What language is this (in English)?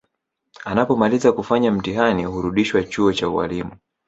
Swahili